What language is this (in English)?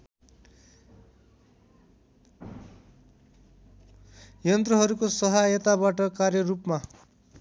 Nepali